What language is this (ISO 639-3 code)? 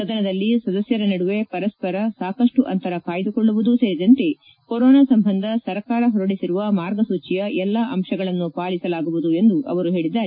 kan